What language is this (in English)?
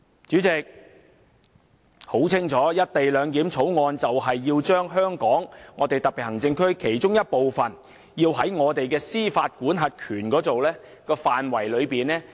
Cantonese